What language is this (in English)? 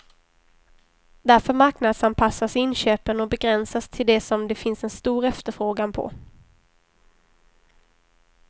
Swedish